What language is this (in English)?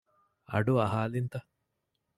Divehi